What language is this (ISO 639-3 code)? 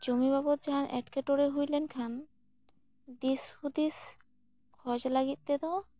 sat